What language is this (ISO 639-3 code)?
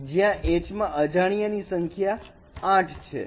guj